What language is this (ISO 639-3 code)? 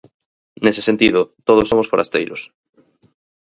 glg